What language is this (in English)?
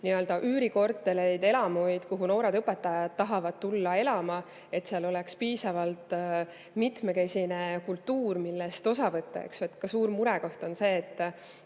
Estonian